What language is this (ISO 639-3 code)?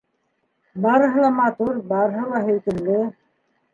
bak